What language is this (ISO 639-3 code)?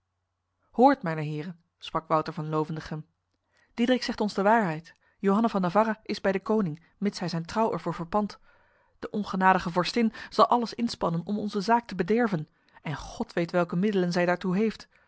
nld